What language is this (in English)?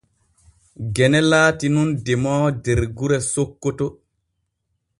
Borgu Fulfulde